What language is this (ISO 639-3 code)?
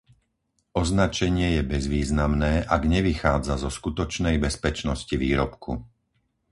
slk